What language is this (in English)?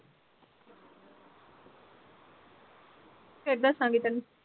Punjabi